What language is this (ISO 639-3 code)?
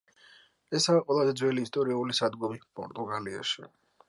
kat